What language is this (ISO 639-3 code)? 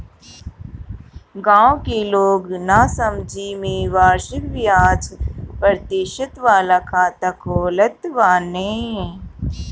bho